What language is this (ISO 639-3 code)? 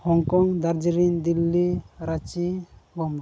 sat